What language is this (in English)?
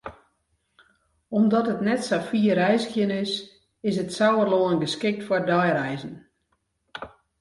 Western Frisian